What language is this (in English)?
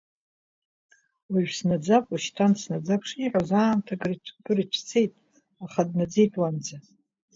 Abkhazian